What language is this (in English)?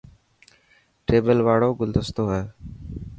Dhatki